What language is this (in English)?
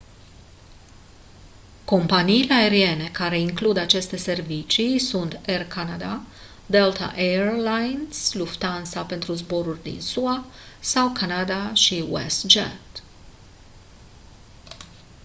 Romanian